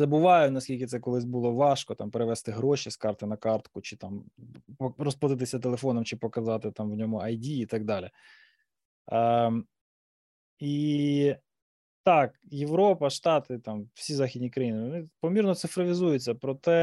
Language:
Ukrainian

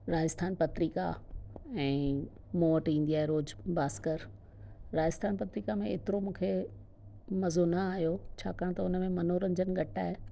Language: Sindhi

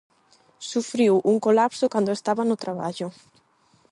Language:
Galician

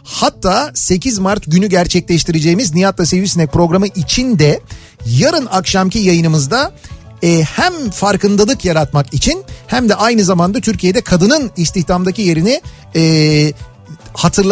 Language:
Turkish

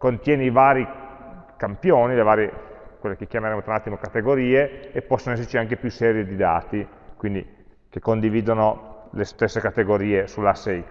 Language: Italian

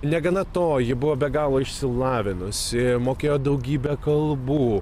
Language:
Lithuanian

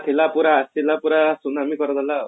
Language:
Odia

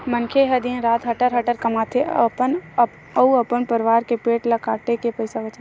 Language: Chhattisgarhi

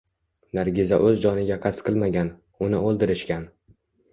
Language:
Uzbek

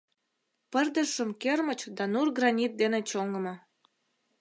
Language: Mari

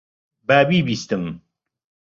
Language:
Central Kurdish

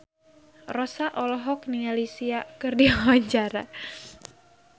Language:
Sundanese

